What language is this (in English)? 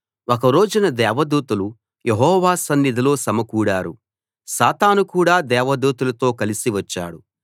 Telugu